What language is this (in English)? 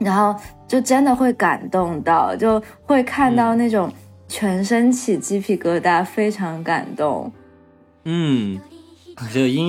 Chinese